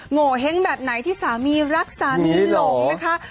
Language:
Thai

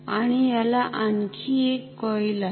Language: Marathi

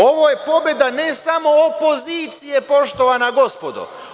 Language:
Serbian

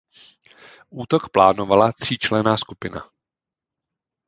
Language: Czech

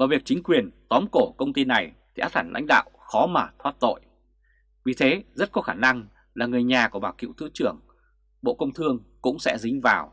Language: Vietnamese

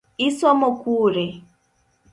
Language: Luo (Kenya and Tanzania)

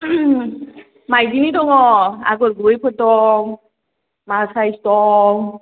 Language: Bodo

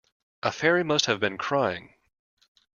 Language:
English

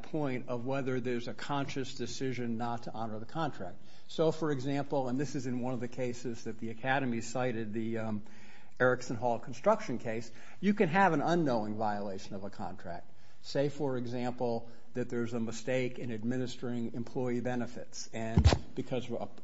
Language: English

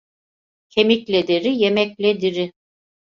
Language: Turkish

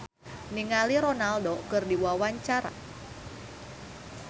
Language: Sundanese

